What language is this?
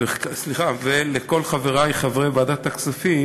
Hebrew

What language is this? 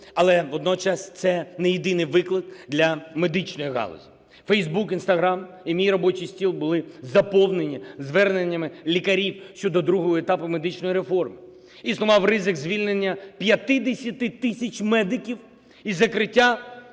Ukrainian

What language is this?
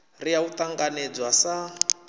Venda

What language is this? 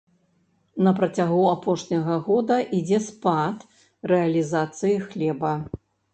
Belarusian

